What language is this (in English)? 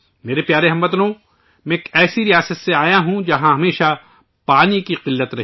Urdu